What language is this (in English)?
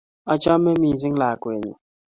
Kalenjin